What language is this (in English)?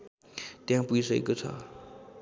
Nepali